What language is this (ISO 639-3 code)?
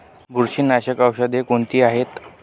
mar